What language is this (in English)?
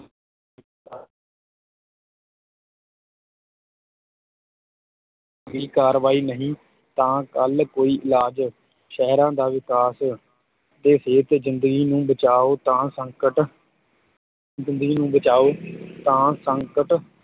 Punjabi